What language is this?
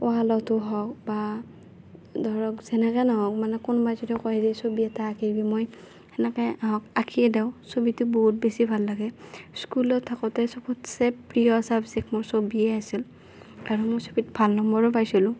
Assamese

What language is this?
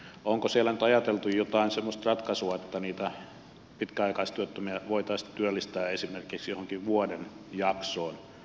Finnish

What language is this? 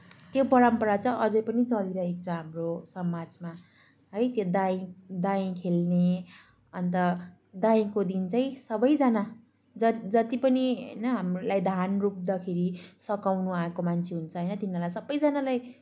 Nepali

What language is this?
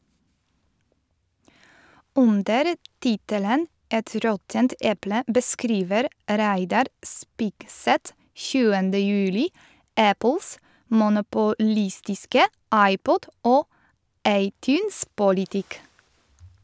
Norwegian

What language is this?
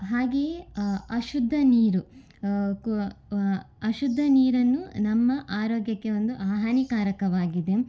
Kannada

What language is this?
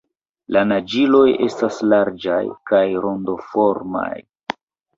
Esperanto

